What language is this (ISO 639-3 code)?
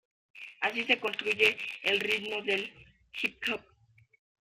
spa